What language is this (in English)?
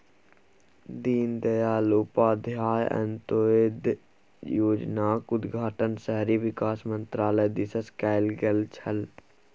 Maithili